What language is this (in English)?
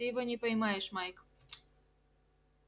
Russian